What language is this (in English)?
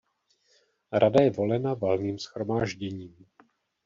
Czech